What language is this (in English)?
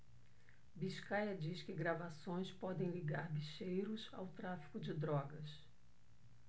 Portuguese